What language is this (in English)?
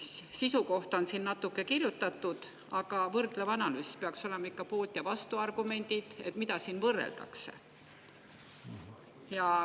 Estonian